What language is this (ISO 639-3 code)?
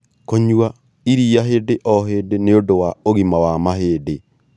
kik